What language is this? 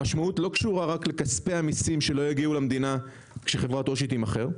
Hebrew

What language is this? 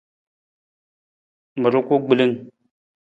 Nawdm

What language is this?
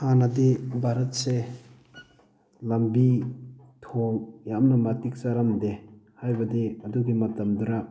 Manipuri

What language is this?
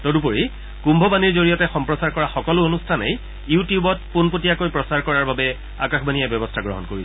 Assamese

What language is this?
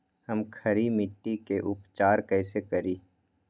Magahi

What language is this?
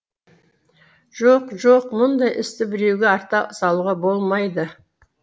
Kazakh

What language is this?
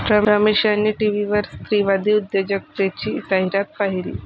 Marathi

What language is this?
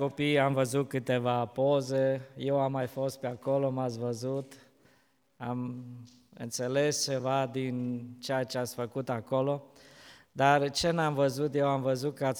Romanian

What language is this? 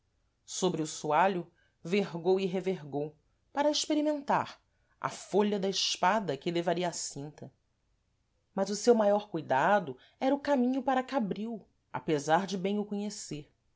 Portuguese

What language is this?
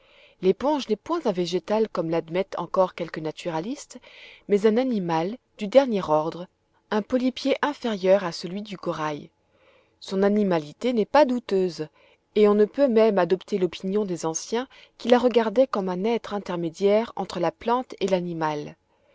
French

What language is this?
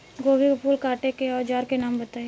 Bhojpuri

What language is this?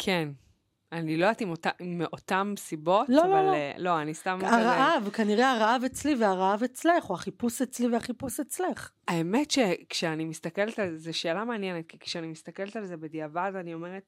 Hebrew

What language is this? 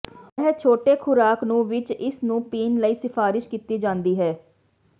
Punjabi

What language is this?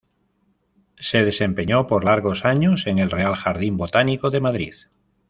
Spanish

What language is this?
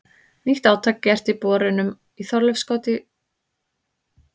Icelandic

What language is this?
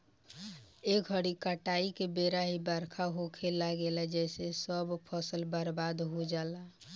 Bhojpuri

